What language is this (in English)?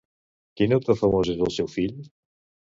Catalan